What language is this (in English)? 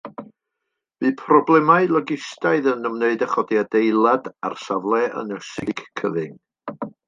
Welsh